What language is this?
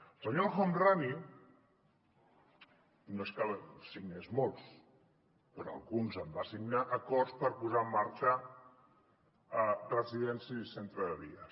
Catalan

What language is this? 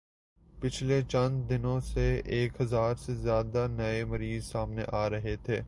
Urdu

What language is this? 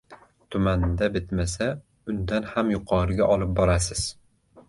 Uzbek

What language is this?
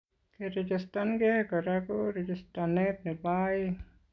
Kalenjin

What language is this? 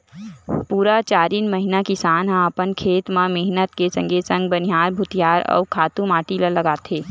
Chhattisgarhi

